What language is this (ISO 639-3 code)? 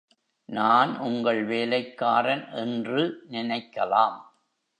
tam